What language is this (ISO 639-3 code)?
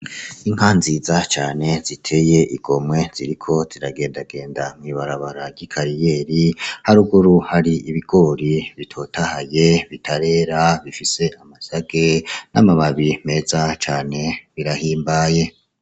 run